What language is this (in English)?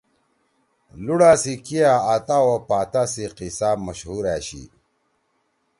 Torwali